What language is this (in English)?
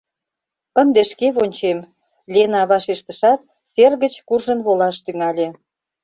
Mari